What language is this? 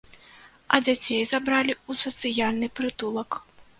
Belarusian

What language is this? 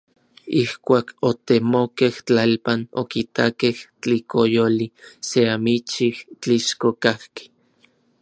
Orizaba Nahuatl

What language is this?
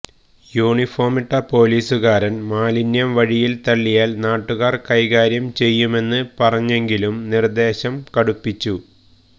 Malayalam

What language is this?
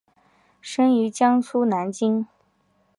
Chinese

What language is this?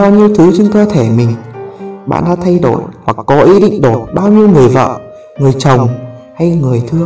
Vietnamese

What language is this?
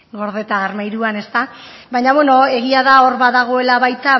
Basque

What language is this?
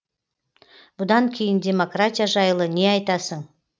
Kazakh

